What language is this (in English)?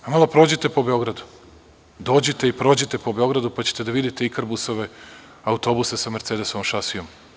Serbian